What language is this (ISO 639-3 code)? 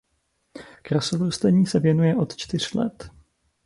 ces